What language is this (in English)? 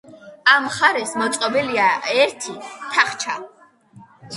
Georgian